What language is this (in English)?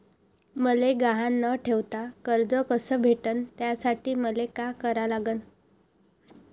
Marathi